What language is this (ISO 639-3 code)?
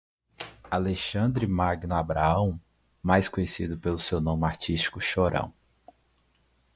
por